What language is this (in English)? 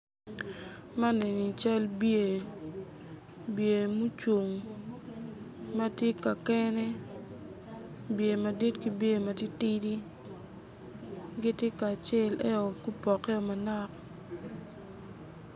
Acoli